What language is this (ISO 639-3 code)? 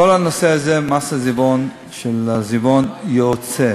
heb